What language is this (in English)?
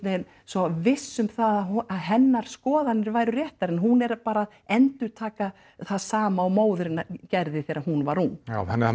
Icelandic